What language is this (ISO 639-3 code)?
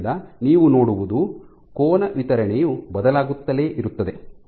kan